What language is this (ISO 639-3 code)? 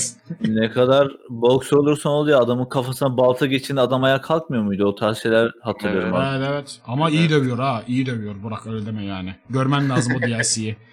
tur